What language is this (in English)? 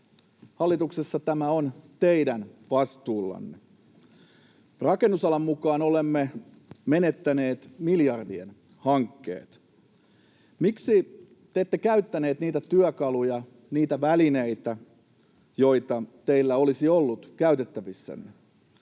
Finnish